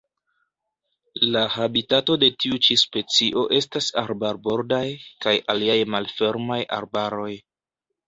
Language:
Esperanto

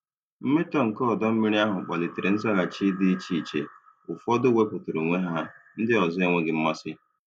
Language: Igbo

